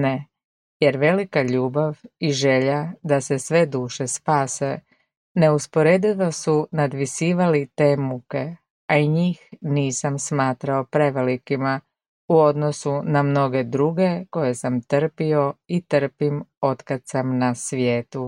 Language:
Croatian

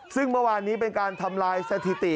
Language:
Thai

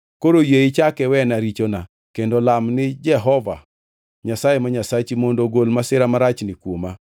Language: Luo (Kenya and Tanzania)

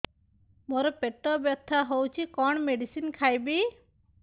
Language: Odia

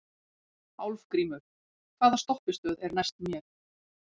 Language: Icelandic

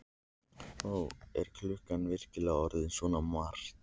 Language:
Icelandic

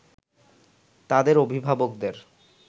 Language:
Bangla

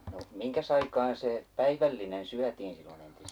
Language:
Finnish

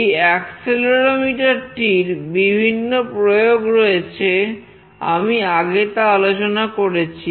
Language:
Bangla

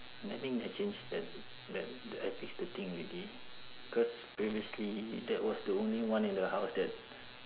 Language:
English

